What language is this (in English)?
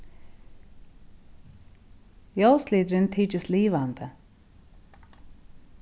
Faroese